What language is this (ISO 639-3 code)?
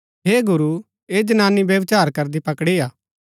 gbk